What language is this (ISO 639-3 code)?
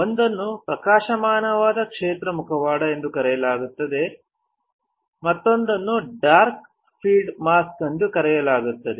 kan